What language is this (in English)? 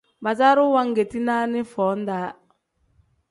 Tem